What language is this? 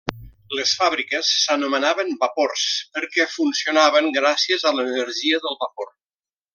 Catalan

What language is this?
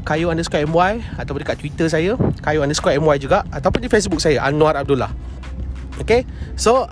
Malay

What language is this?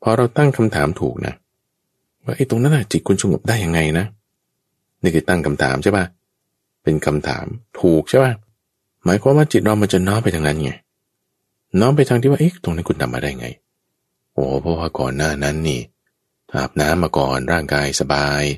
Thai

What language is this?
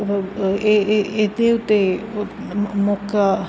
Punjabi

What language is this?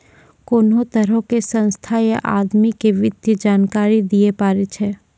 Maithili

